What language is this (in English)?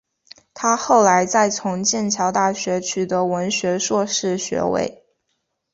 Chinese